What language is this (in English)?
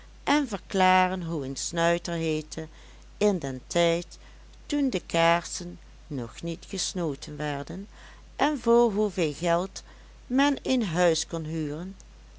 Dutch